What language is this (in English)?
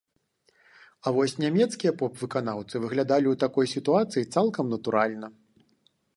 Belarusian